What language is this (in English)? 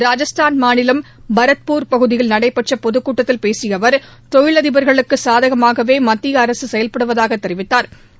Tamil